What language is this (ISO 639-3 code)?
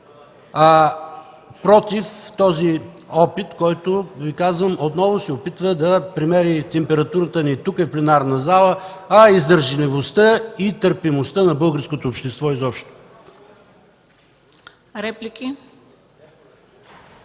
bul